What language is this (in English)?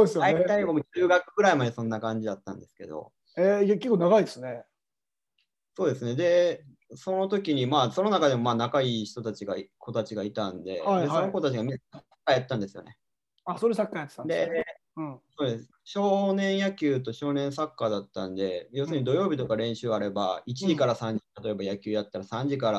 Japanese